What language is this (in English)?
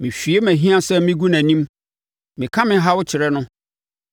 Akan